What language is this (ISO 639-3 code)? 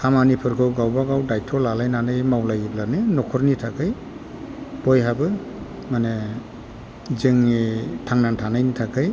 brx